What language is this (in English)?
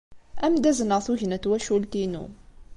Kabyle